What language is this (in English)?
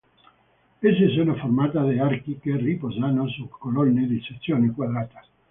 Italian